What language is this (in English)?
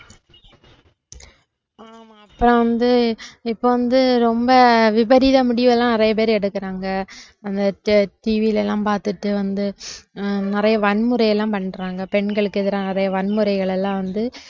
Tamil